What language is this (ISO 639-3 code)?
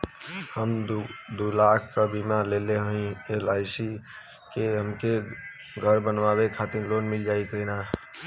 bho